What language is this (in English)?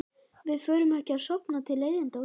Icelandic